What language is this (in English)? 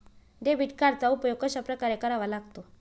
Marathi